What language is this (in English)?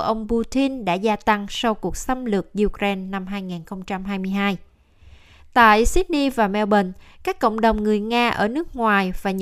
Vietnamese